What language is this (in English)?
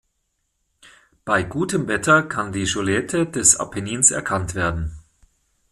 German